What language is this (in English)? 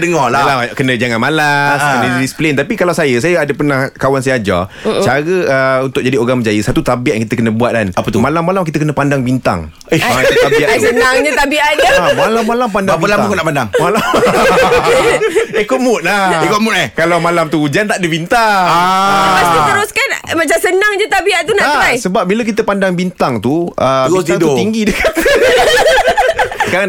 Malay